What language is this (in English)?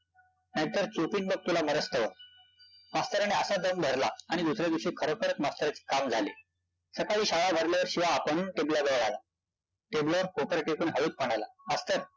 Marathi